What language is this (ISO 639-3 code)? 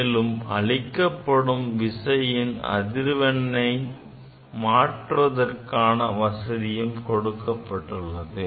tam